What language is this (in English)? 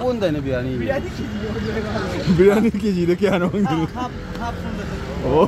Thai